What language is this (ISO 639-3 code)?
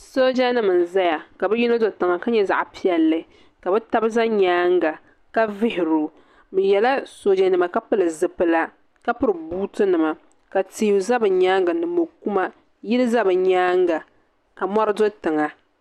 dag